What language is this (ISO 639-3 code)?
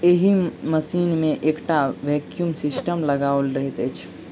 mai